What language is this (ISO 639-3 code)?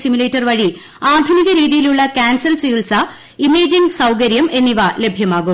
mal